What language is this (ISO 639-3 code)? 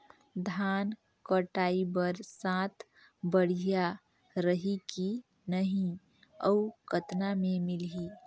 hne